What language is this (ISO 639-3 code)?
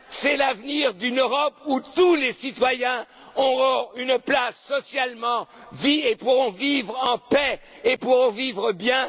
fra